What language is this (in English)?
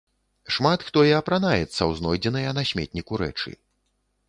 Belarusian